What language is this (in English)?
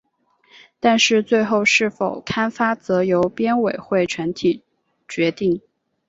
Chinese